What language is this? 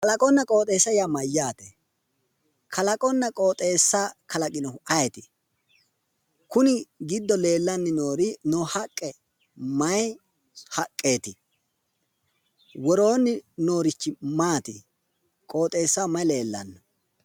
Sidamo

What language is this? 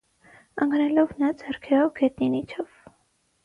Armenian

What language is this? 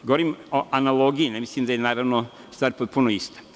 Serbian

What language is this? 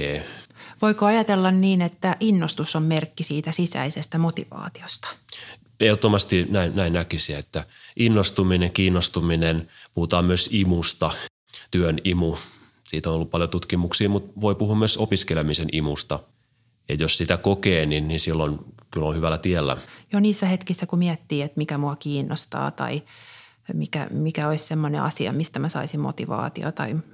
Finnish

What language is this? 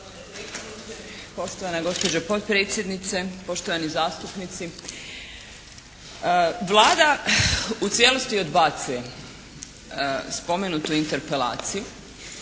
Croatian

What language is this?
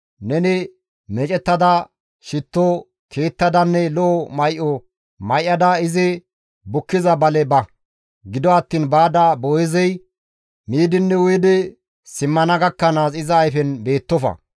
Gamo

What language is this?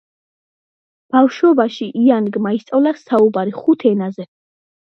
Georgian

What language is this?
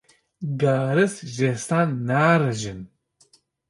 Kurdish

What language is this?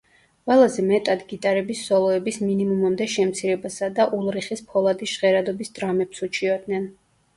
Georgian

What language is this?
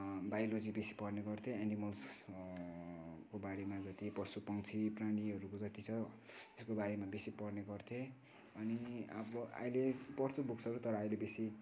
Nepali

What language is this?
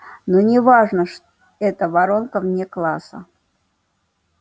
Russian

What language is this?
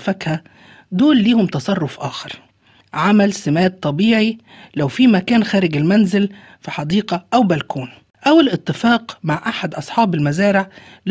Arabic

